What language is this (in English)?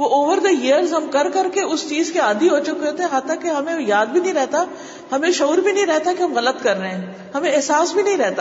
Urdu